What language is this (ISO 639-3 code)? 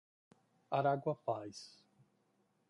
por